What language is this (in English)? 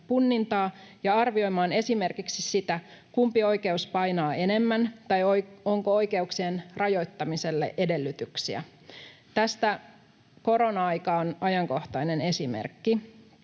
Finnish